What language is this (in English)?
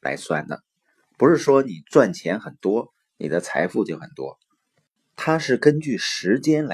Chinese